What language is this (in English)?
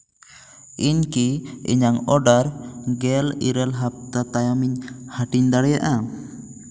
Santali